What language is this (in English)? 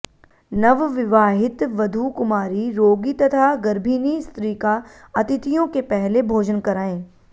Sanskrit